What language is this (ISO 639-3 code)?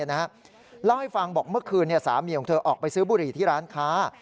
tha